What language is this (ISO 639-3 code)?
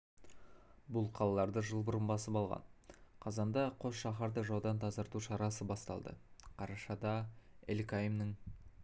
kaz